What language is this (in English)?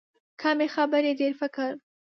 Pashto